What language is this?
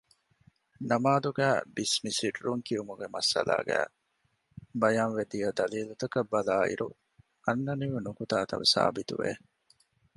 Divehi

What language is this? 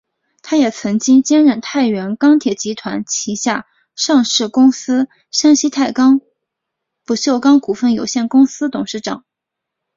Chinese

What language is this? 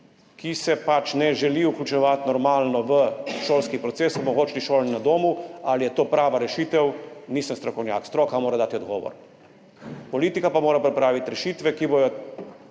Slovenian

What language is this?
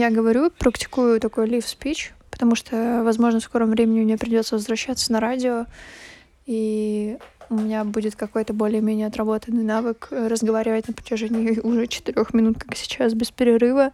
Russian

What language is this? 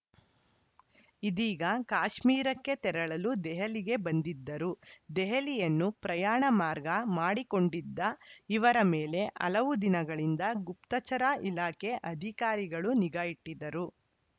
Kannada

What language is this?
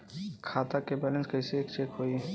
Bhojpuri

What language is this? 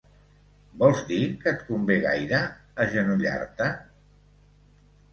Catalan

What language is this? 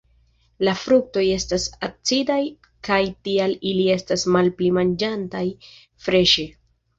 Esperanto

